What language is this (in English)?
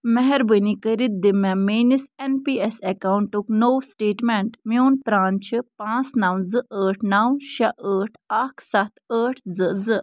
Kashmiri